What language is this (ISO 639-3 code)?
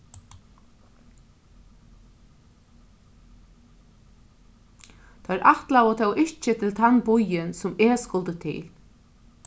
fao